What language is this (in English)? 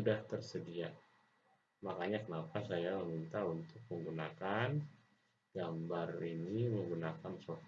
Indonesian